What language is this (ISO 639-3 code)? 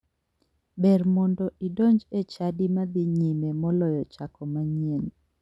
luo